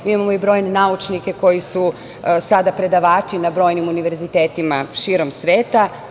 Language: Serbian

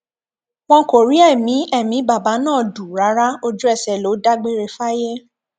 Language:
Yoruba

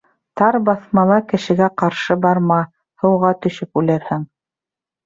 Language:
Bashkir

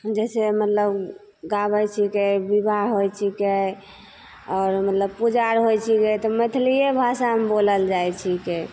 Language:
Maithili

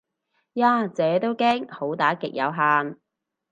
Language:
Cantonese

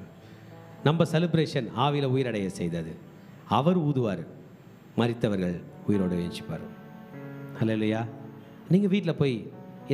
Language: Tamil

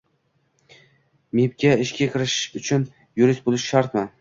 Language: Uzbek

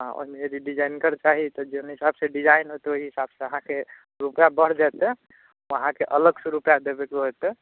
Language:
Maithili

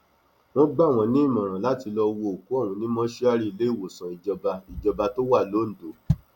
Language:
Yoruba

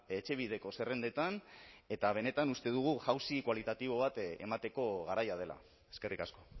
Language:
Basque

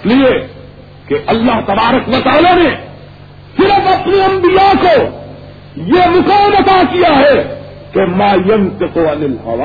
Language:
Urdu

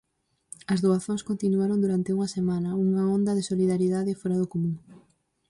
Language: Galician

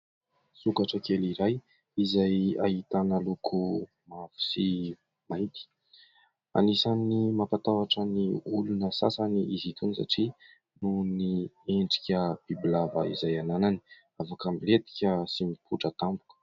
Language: Malagasy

